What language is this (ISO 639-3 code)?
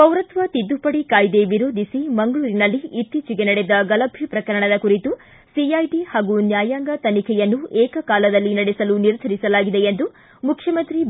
kan